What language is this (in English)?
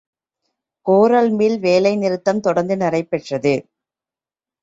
Tamil